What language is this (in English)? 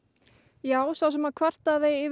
Icelandic